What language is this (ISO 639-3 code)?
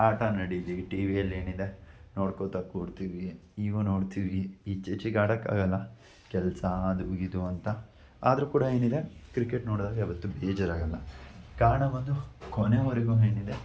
kan